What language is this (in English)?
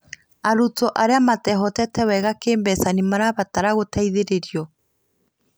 Kikuyu